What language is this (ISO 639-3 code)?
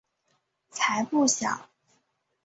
zho